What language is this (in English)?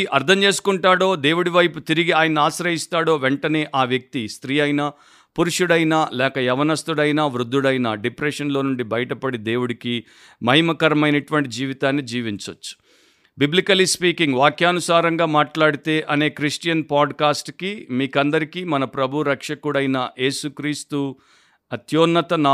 Telugu